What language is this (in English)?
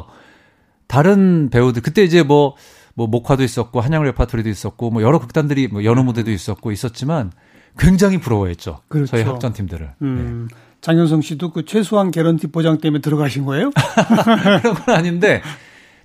Korean